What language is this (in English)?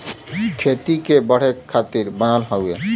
Bhojpuri